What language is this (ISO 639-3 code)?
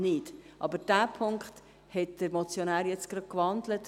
gsw